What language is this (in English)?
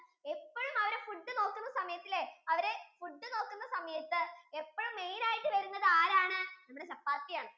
Malayalam